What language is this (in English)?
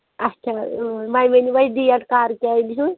Kashmiri